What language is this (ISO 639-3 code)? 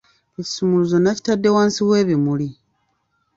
lug